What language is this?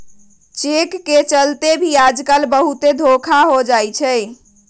Magahi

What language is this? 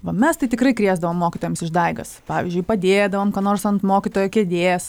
Lithuanian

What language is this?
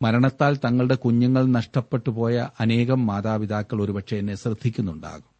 Malayalam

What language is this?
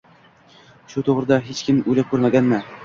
Uzbek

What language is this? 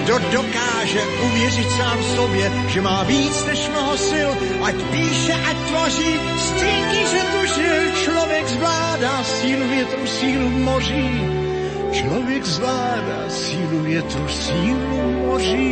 Slovak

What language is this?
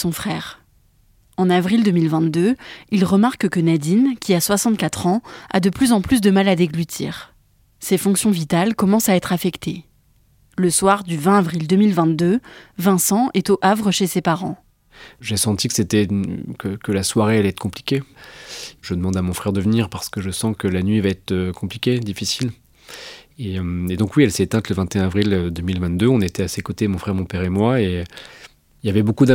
French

